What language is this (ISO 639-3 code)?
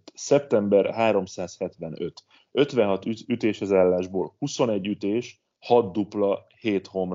hun